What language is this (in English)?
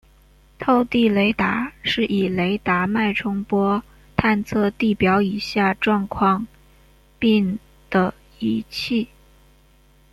Chinese